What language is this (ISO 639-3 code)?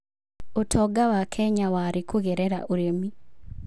kik